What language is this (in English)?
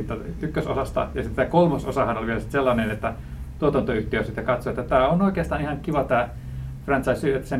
Finnish